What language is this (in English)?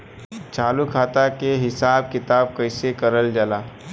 Bhojpuri